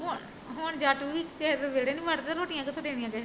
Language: Punjabi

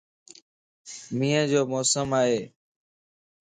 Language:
Lasi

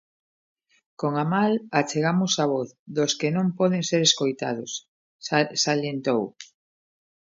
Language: Galician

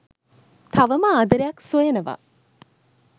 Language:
Sinhala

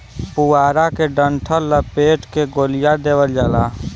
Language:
Bhojpuri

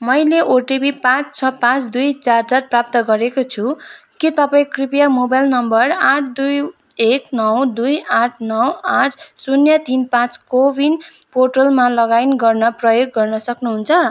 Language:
Nepali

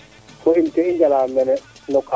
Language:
Serer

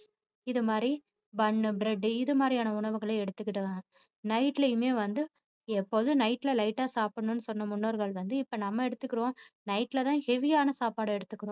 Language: Tamil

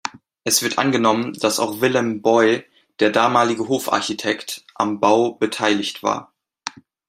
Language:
German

